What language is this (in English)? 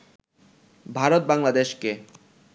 Bangla